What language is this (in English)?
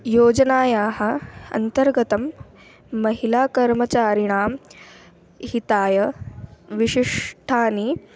Sanskrit